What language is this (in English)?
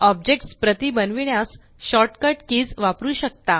Marathi